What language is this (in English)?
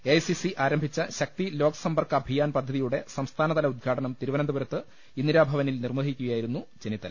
Malayalam